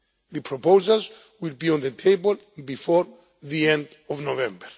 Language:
English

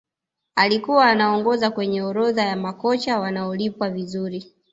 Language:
Swahili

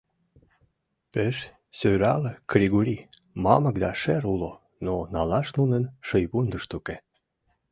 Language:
Mari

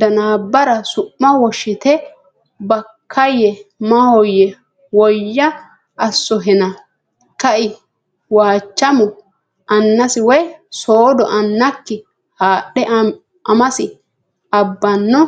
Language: Sidamo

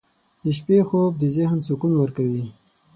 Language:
Pashto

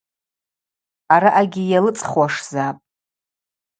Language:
Abaza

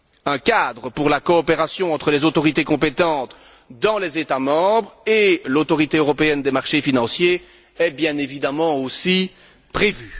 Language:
French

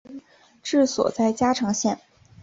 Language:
Chinese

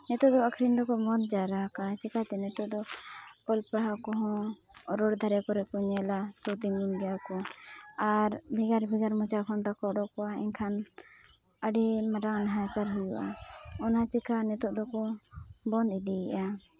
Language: Santali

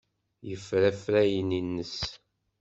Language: Kabyle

